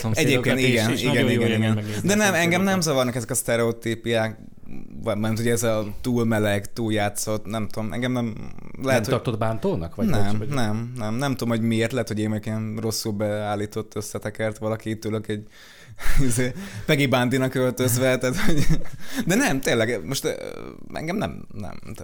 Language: Hungarian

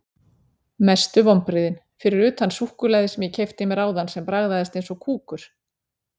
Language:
Icelandic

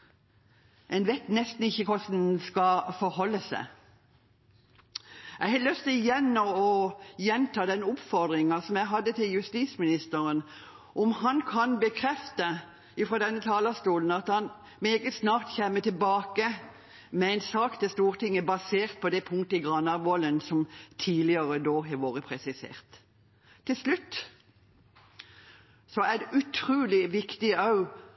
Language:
Norwegian Bokmål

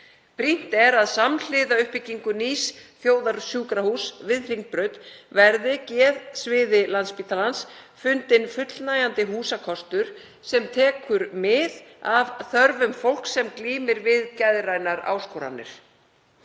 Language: Icelandic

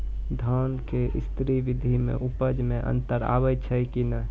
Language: Maithili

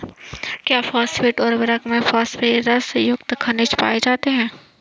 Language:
Hindi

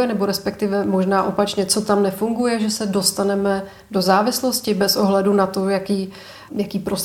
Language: Czech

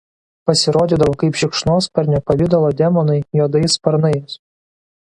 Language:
Lithuanian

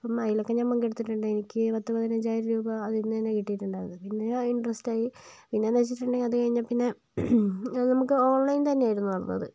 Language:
Malayalam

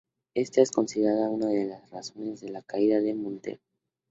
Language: Spanish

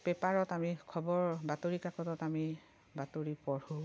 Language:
Assamese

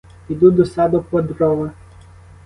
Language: Ukrainian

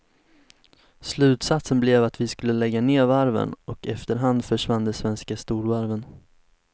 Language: Swedish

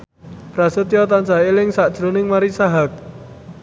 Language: Javanese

